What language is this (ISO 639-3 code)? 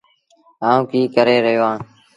sbn